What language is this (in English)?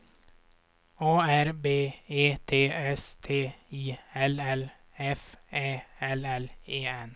Swedish